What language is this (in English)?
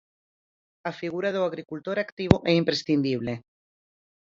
Galician